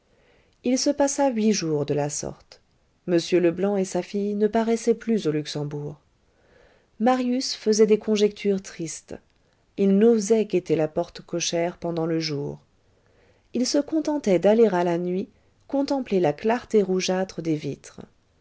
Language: French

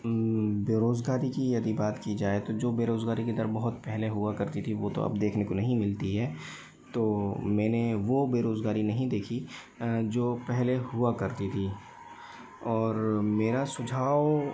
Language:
Hindi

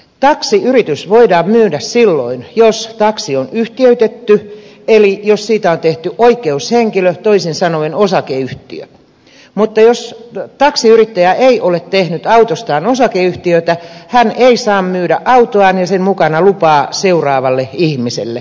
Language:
Finnish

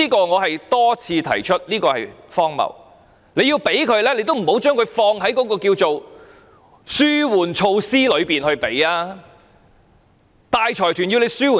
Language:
Cantonese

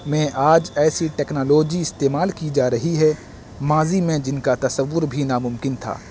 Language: Urdu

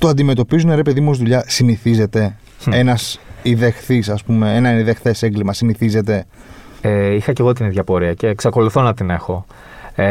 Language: Greek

